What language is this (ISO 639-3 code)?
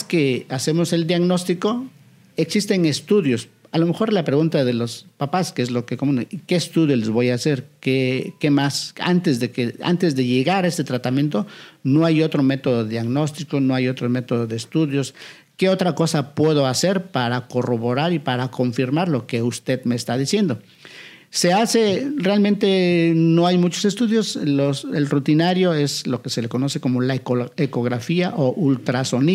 spa